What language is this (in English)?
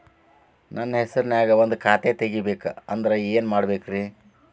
Kannada